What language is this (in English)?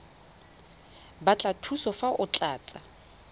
Tswana